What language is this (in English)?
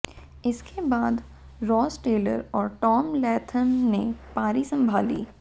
Hindi